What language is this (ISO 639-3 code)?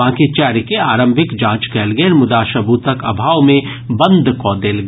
mai